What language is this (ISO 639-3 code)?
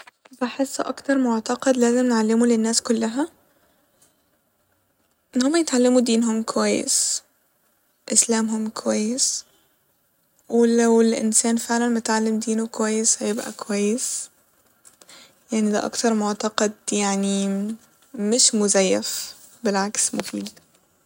arz